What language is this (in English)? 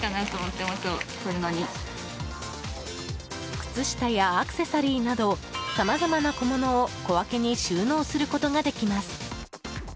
Japanese